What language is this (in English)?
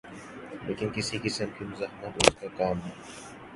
Urdu